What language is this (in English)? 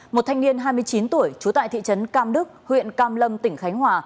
Vietnamese